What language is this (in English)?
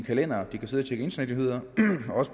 Danish